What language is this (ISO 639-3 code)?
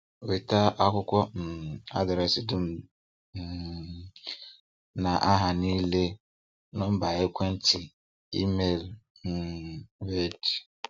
ibo